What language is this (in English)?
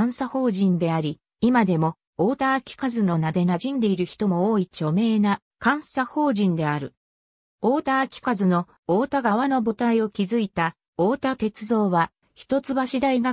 Japanese